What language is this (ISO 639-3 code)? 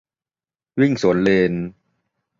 tha